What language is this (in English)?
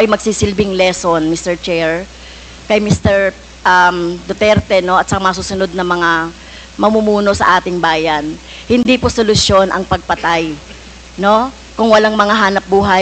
Filipino